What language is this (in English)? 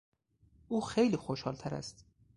Persian